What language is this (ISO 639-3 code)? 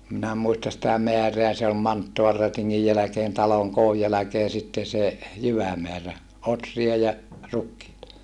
fin